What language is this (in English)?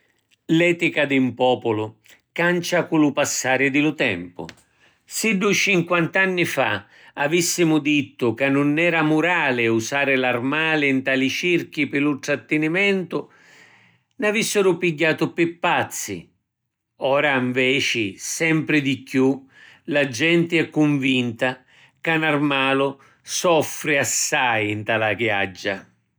Sicilian